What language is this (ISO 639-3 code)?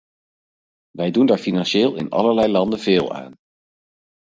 nld